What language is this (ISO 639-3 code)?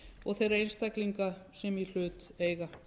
isl